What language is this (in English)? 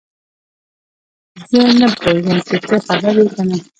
Pashto